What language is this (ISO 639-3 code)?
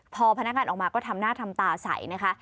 tha